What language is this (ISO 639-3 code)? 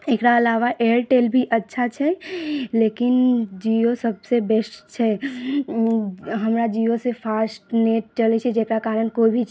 mai